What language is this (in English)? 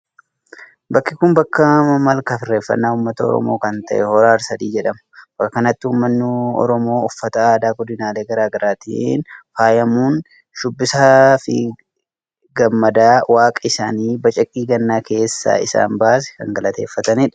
Oromo